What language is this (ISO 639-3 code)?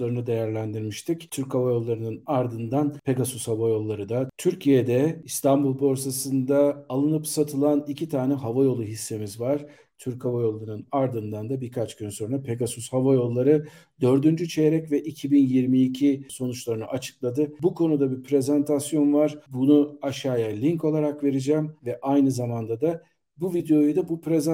tur